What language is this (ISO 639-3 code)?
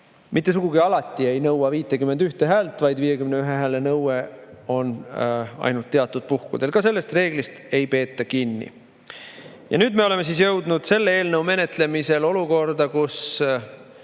est